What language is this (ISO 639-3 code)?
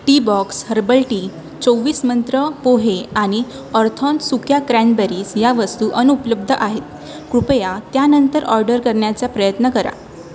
mar